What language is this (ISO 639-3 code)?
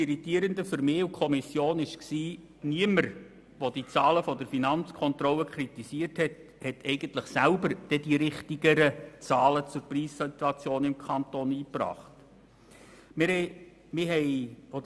gsw